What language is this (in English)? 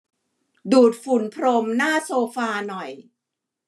Thai